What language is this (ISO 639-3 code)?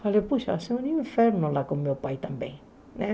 por